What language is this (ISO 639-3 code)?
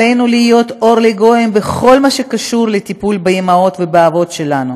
heb